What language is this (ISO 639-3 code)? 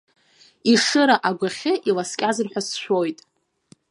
abk